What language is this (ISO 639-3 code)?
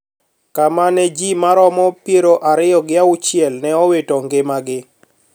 luo